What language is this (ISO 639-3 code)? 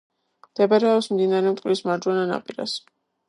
kat